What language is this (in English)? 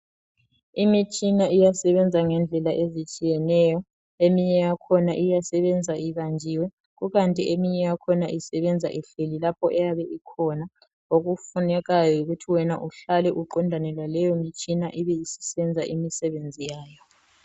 North Ndebele